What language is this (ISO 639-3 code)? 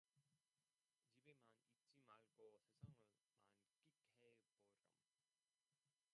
kor